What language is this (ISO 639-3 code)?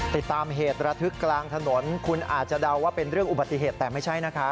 tha